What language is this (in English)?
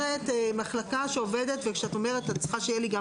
Hebrew